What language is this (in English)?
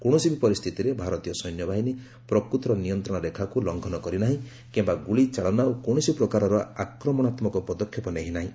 Odia